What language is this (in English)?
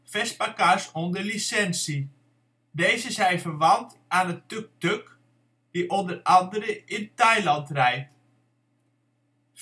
Dutch